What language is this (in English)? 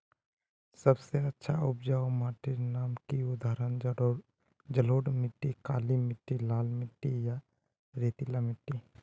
Magahi